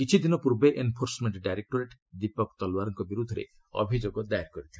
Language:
Odia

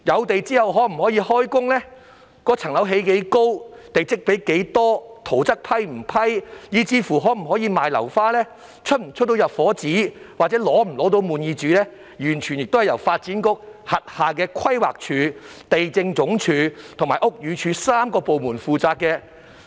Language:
Cantonese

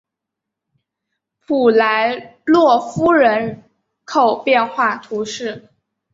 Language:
Chinese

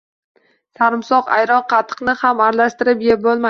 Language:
Uzbek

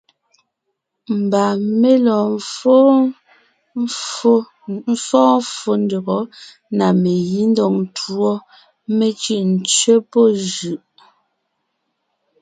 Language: Ngiemboon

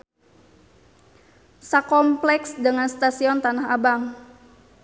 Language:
Sundanese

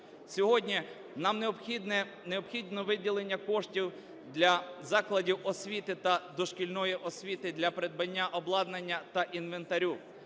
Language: Ukrainian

